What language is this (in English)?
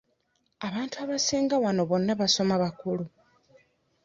Ganda